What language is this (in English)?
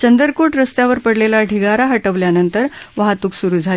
Marathi